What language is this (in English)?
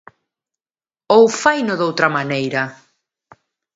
Galician